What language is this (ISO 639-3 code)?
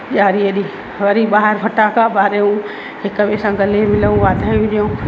snd